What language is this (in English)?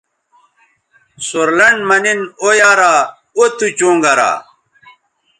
Bateri